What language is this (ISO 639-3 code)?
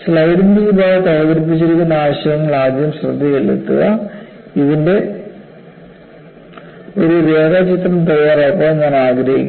mal